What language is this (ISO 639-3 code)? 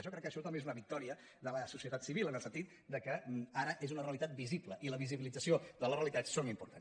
cat